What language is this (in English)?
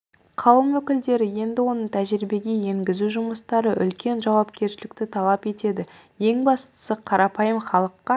Kazakh